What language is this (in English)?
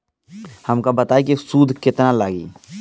Bhojpuri